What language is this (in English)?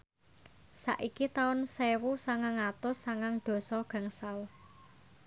Javanese